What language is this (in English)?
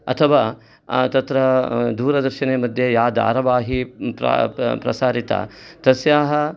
Sanskrit